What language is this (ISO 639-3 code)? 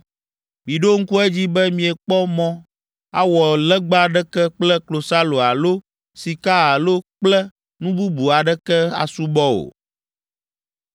ewe